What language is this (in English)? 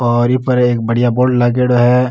Rajasthani